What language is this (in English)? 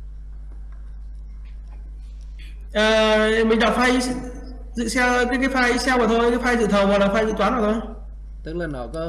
Vietnamese